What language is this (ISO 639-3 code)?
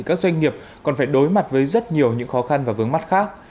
vie